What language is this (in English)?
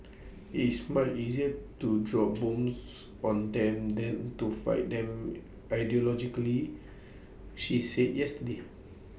English